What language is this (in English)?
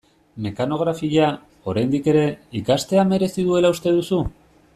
Basque